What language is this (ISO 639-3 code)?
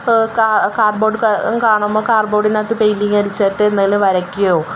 mal